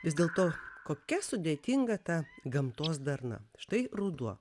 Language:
Lithuanian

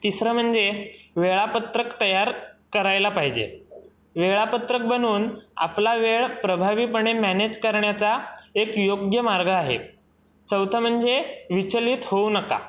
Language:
Marathi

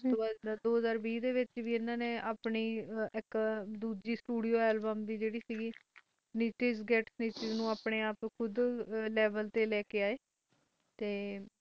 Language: Punjabi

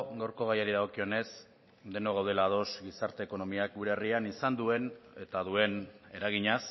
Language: Basque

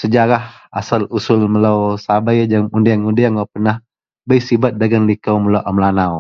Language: Central Melanau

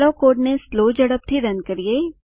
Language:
Gujarati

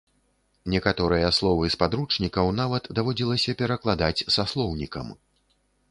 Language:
Belarusian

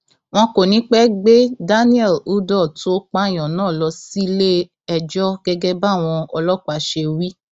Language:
Yoruba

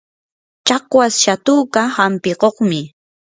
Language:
Yanahuanca Pasco Quechua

